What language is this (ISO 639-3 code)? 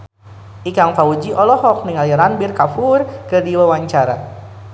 sun